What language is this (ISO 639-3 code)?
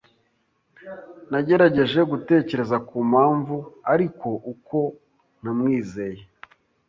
kin